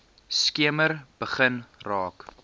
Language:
Afrikaans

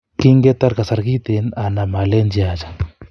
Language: Kalenjin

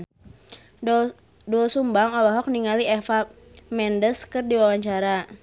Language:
Sundanese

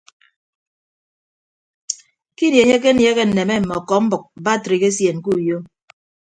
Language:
Ibibio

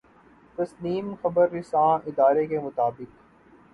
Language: Urdu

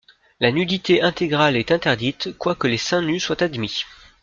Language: French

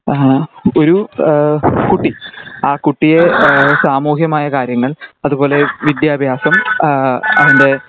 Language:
Malayalam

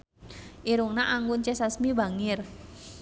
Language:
Sundanese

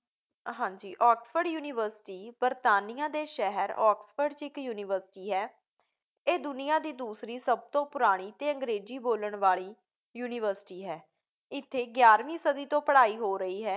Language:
Punjabi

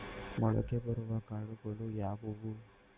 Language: Kannada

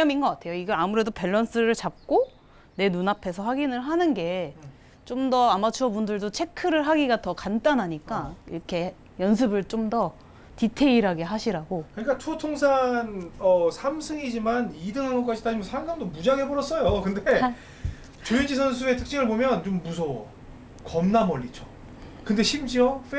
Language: Korean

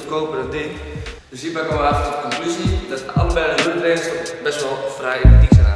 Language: Dutch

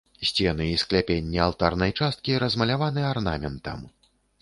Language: Belarusian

